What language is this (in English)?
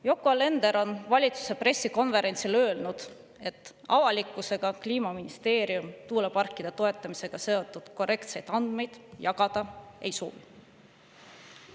Estonian